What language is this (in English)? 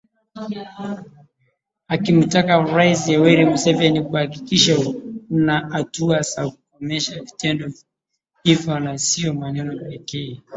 Swahili